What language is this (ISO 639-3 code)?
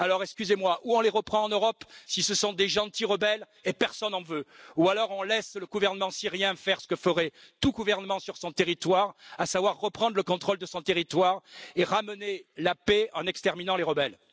fra